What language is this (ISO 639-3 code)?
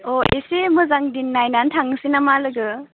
brx